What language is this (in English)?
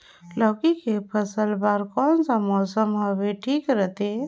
Chhattisgarhi